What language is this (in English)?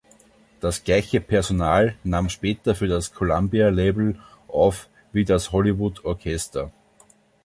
German